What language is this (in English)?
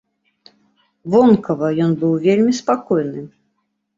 Belarusian